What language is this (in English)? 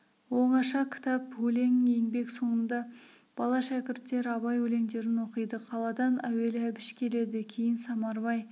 Kazakh